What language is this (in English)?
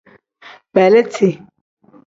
Tem